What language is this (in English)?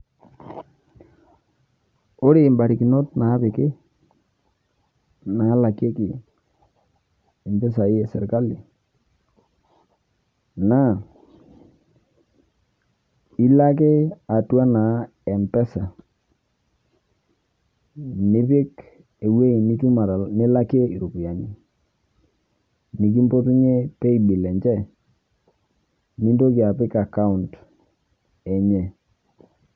Masai